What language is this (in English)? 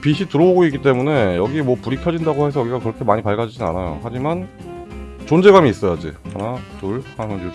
Korean